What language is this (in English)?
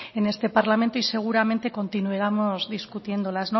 Spanish